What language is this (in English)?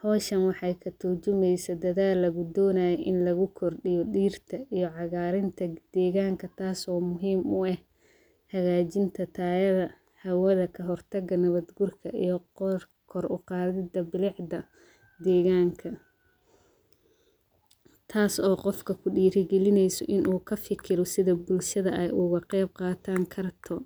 Somali